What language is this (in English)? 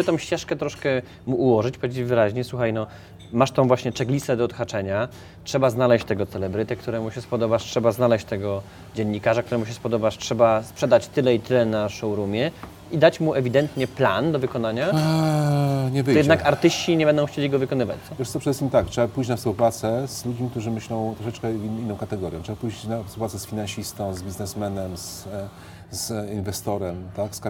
Polish